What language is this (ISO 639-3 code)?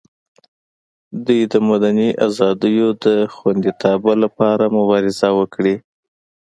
pus